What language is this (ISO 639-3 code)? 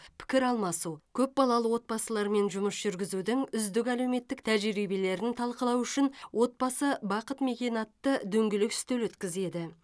kaz